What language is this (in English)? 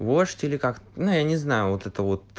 Russian